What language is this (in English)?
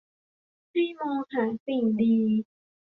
Thai